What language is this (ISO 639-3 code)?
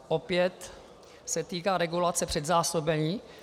ces